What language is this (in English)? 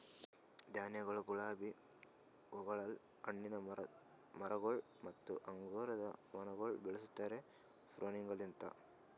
Kannada